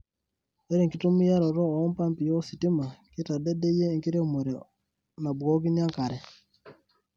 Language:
Masai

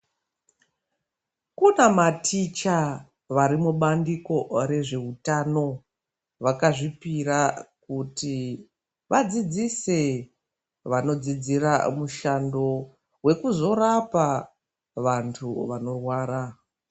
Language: Ndau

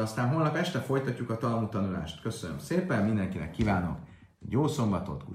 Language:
Hungarian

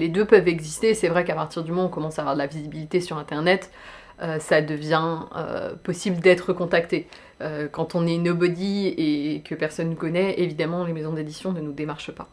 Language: French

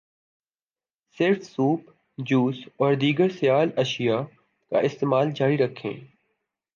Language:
Urdu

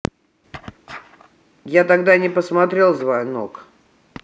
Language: Russian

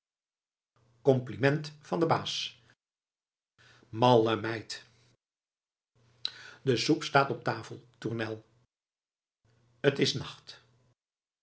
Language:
Dutch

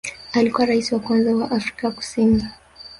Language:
Swahili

